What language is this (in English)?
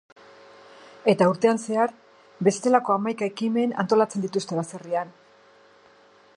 Basque